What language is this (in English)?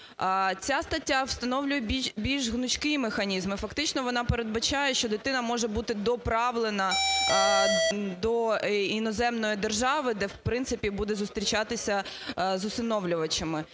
Ukrainian